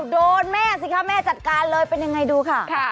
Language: Thai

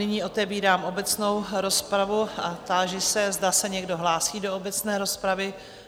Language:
Czech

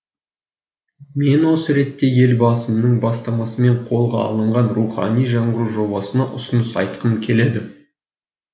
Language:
Kazakh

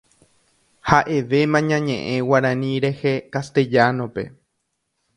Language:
Guarani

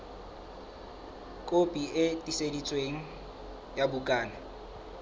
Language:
Southern Sotho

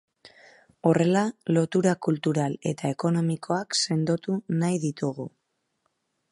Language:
Basque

